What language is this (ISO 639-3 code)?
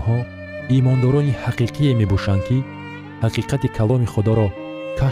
fas